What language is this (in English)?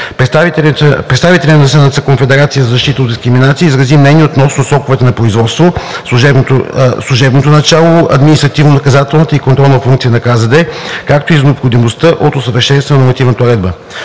Bulgarian